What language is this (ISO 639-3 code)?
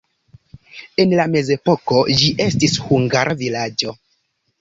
epo